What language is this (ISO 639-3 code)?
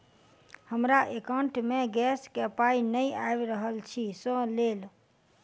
mai